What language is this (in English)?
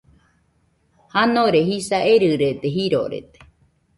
Nüpode Huitoto